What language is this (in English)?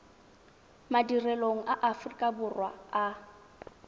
Tswana